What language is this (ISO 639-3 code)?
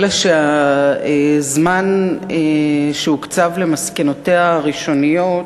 heb